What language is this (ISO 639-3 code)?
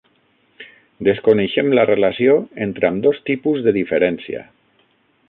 cat